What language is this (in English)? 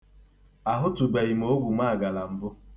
Igbo